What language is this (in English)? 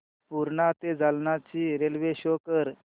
Marathi